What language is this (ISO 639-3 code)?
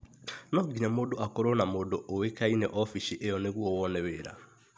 kik